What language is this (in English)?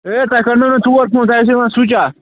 Kashmiri